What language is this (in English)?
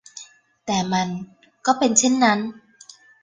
Thai